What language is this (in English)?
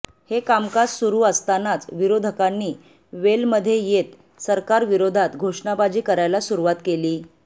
Marathi